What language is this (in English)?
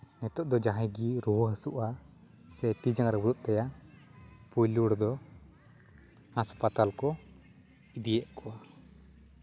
Santali